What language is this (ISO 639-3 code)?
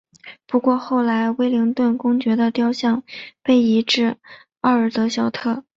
zho